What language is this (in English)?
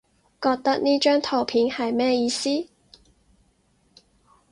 Cantonese